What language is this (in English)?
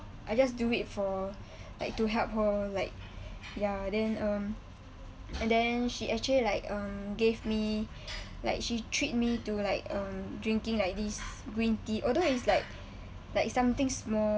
English